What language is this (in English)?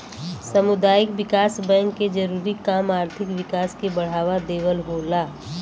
Bhojpuri